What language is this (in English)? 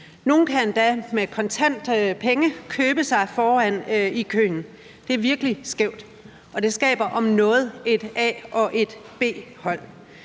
Danish